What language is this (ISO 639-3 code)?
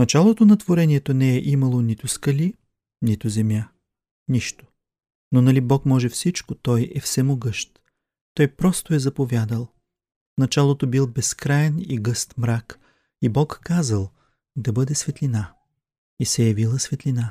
bul